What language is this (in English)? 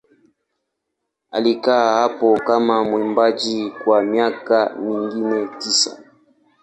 Swahili